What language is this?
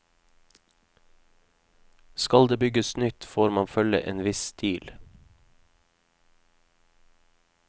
Norwegian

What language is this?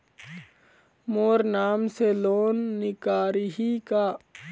Chhattisgarhi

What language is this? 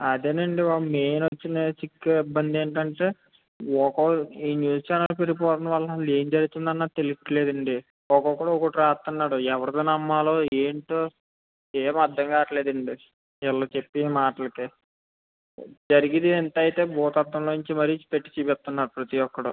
Telugu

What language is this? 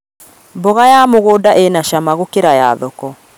Kikuyu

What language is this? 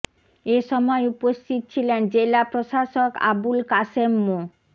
Bangla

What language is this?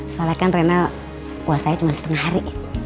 Indonesian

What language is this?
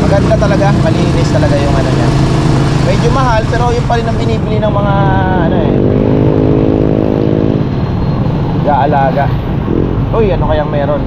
Filipino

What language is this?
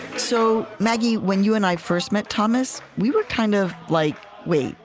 English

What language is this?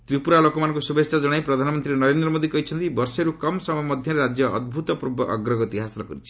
Odia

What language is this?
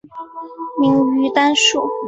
Chinese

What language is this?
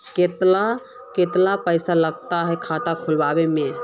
Magahi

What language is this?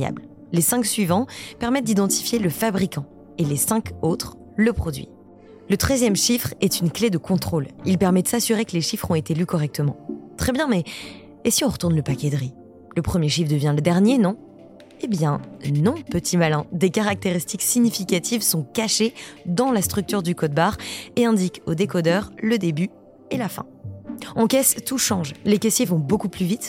French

